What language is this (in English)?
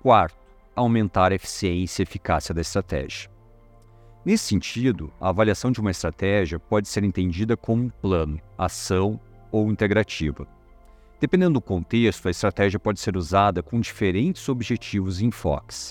Portuguese